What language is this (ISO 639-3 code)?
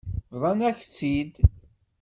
kab